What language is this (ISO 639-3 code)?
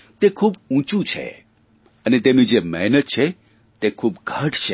guj